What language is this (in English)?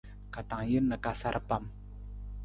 Nawdm